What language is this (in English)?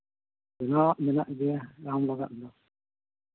Santali